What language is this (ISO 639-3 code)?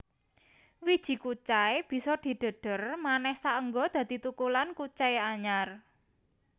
jav